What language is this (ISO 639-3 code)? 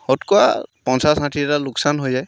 asm